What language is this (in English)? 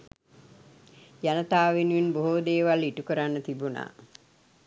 Sinhala